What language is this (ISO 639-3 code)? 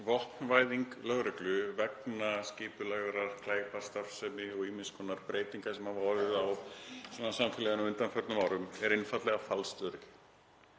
isl